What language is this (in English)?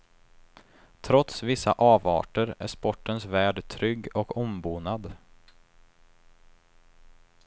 Swedish